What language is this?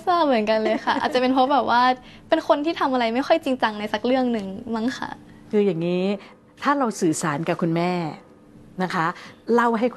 Thai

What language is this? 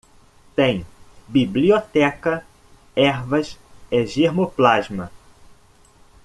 Portuguese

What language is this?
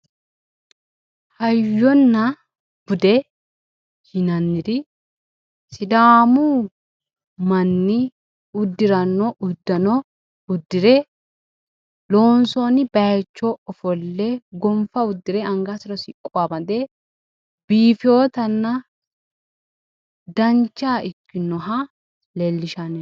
Sidamo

